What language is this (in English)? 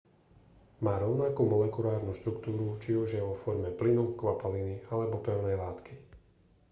Slovak